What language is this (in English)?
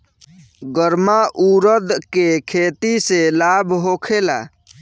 Bhojpuri